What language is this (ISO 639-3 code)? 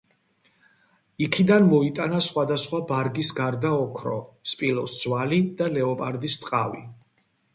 kat